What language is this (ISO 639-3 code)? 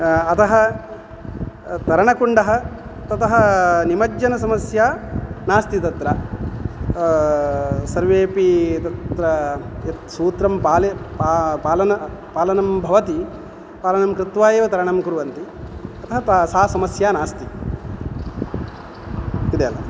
san